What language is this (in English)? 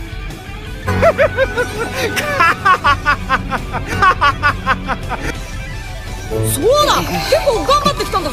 Japanese